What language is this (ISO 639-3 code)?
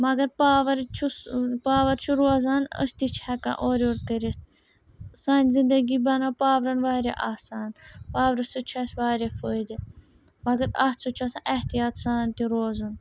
kas